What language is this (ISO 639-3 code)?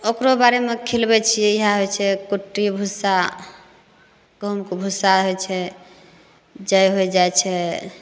mai